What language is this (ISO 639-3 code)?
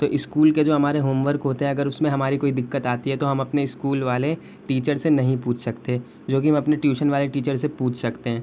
urd